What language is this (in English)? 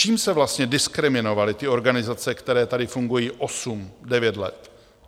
Czech